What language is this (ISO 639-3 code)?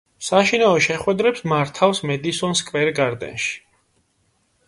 kat